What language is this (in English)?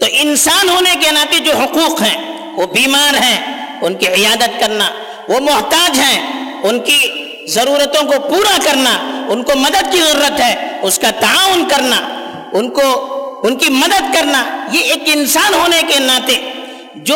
Urdu